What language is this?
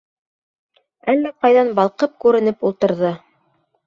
Bashkir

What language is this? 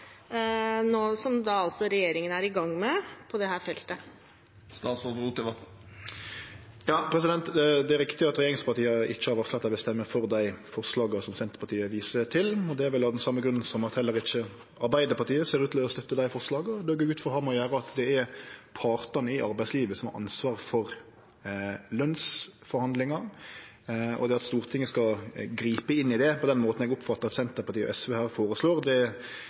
Norwegian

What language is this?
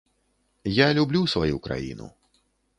Belarusian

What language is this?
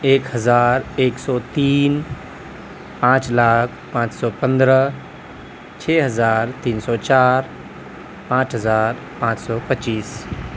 Urdu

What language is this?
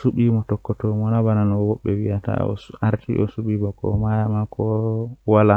Western Niger Fulfulde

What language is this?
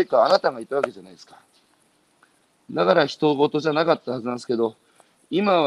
Japanese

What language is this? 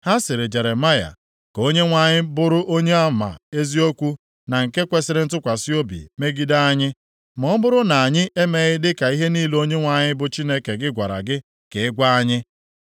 Igbo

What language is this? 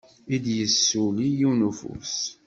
Kabyle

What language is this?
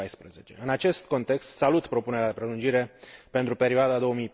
Romanian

